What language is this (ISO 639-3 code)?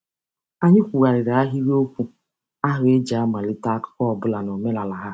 ibo